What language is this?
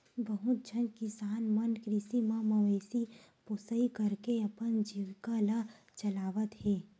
Chhattisgarhi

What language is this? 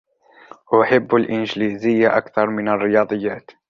Arabic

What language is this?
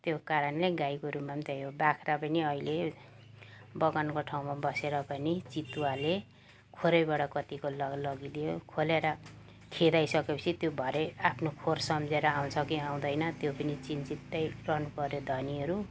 Nepali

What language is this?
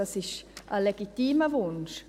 Swiss German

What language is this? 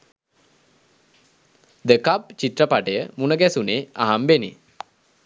Sinhala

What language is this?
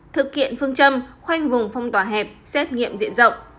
Vietnamese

